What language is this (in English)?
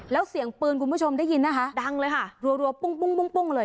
Thai